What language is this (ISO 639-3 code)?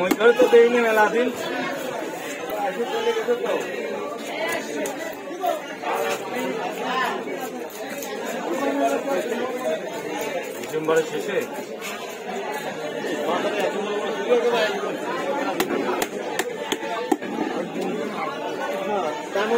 tur